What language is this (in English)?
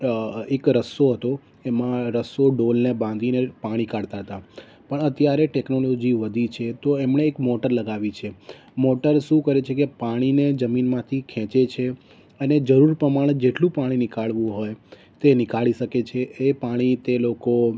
Gujarati